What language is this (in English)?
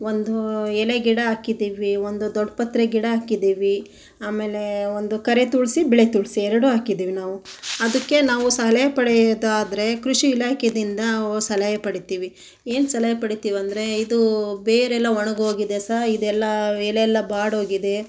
Kannada